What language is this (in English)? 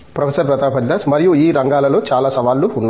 Telugu